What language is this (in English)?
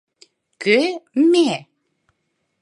Mari